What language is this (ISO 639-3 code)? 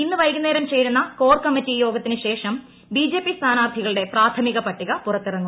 mal